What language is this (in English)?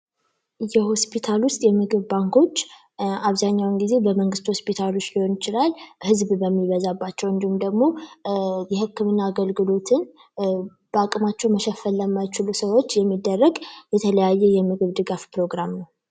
Amharic